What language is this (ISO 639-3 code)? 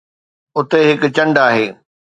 snd